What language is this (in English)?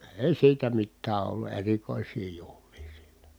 Finnish